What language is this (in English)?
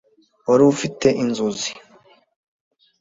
Kinyarwanda